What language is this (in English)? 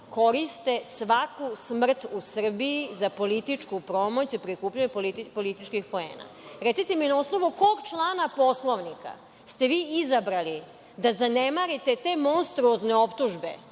Serbian